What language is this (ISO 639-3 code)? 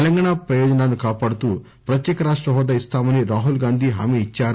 tel